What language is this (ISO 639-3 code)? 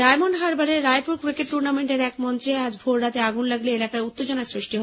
ben